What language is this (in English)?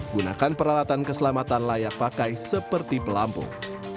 Indonesian